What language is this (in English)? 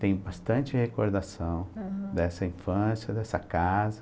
Portuguese